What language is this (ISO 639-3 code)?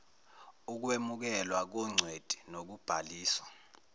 zul